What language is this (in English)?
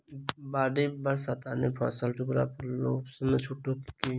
Maithili